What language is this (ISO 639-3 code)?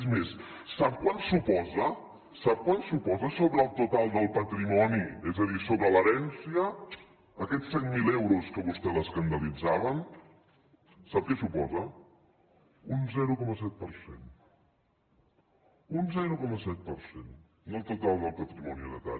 cat